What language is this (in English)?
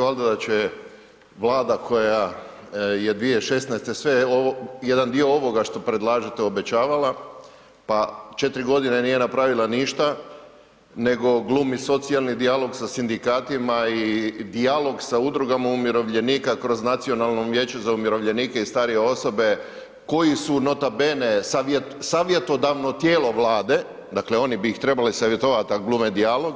Croatian